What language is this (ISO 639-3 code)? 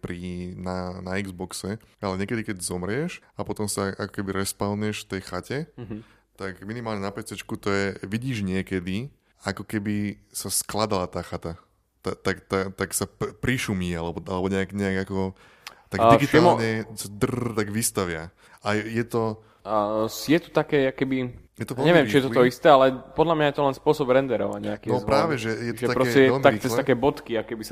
slk